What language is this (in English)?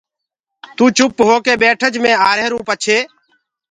Gurgula